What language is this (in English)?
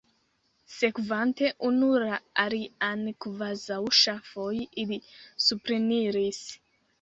Esperanto